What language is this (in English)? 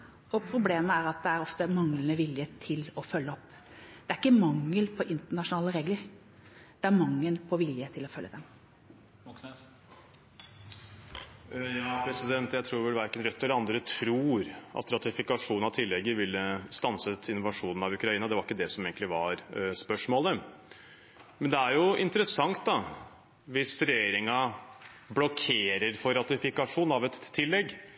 Norwegian